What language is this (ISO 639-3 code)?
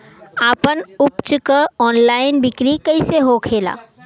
bho